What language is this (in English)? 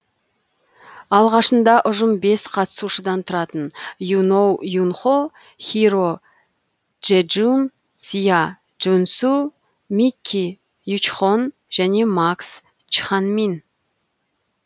Kazakh